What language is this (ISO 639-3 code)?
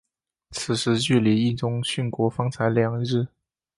zho